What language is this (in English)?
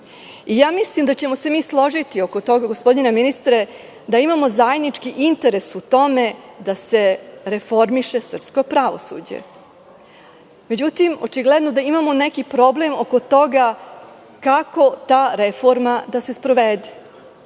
Serbian